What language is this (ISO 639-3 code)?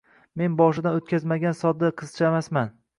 uzb